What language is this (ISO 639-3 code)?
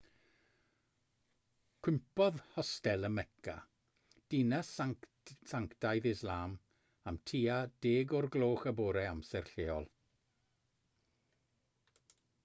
cym